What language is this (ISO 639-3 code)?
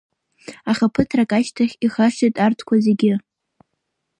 abk